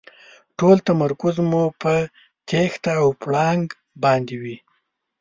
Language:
Pashto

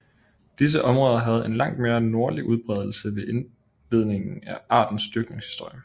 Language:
Danish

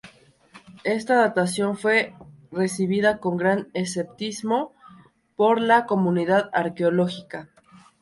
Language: Spanish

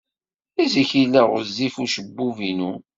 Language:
Kabyle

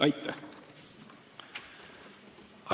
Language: Estonian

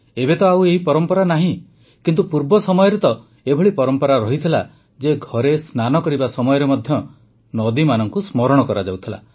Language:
Odia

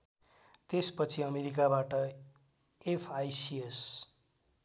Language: Nepali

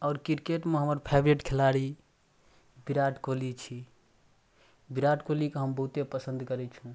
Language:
Maithili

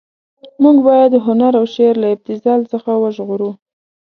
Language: Pashto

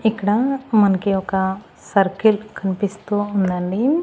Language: Telugu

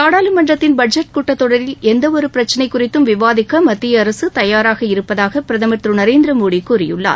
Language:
Tamil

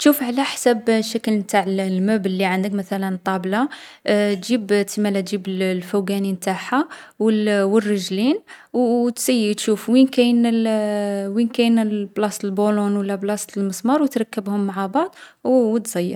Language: Algerian Arabic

